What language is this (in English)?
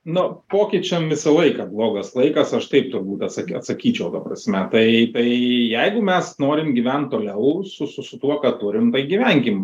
Lithuanian